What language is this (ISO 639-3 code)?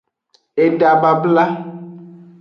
ajg